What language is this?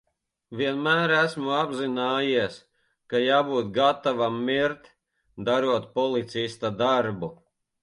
Latvian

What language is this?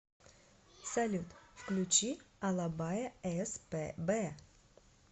Russian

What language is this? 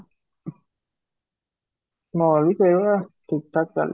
Odia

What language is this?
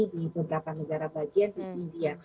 Indonesian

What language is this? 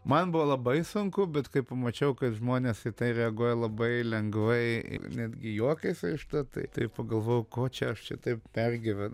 Lithuanian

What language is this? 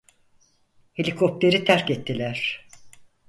Turkish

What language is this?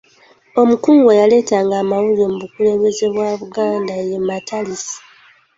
Ganda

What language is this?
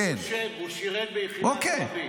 Hebrew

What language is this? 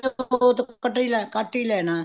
Punjabi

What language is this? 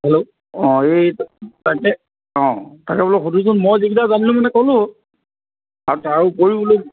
Assamese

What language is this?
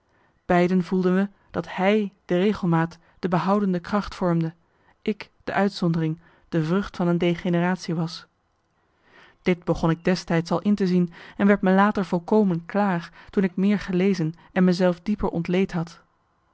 Dutch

